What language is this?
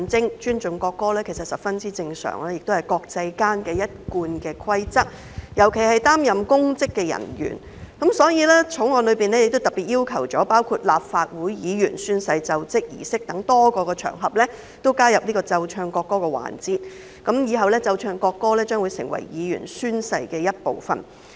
Cantonese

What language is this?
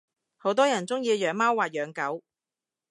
Cantonese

